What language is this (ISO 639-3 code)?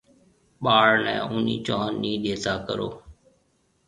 mve